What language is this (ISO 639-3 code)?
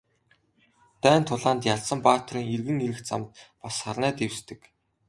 mon